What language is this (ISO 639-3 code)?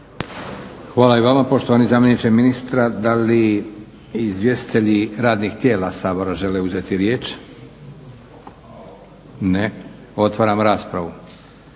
hrv